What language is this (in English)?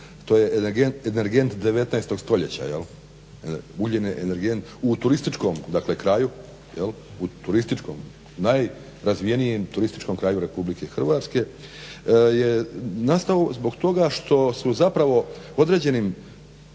Croatian